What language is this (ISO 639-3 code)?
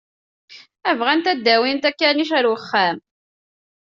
kab